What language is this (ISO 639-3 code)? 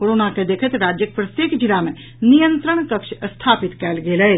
mai